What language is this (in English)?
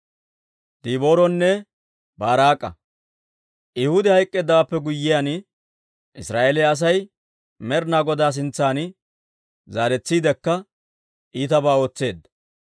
Dawro